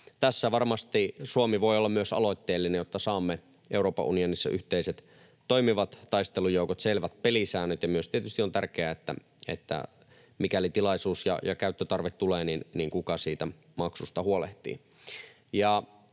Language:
Finnish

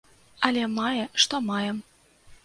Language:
Belarusian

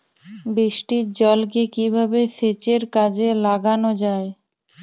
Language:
Bangla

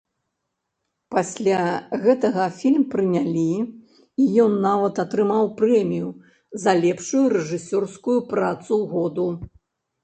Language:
Belarusian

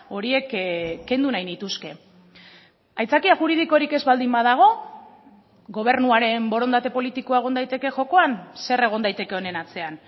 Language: Basque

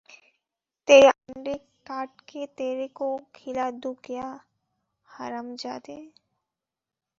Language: Bangla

